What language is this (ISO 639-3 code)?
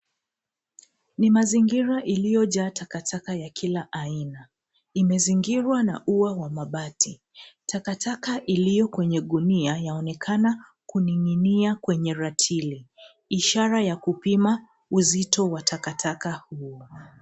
swa